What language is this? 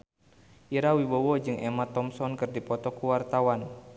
Sundanese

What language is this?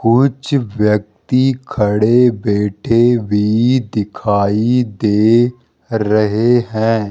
Hindi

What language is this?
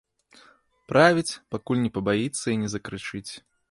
Belarusian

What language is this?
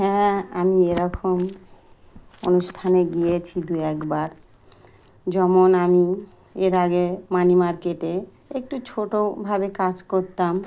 Bangla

